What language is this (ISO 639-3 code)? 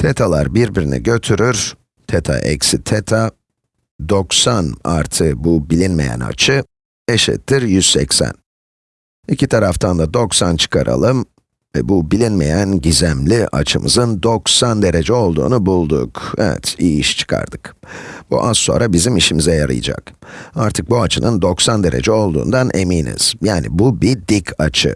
tur